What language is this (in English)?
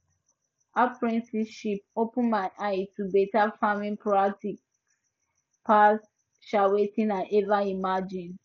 Nigerian Pidgin